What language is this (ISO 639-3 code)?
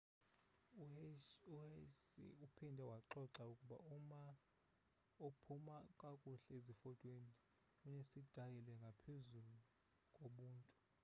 xho